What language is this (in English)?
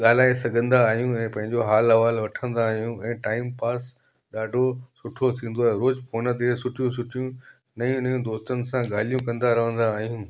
Sindhi